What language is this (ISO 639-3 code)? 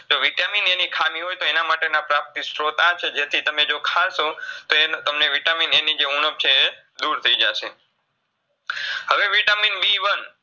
guj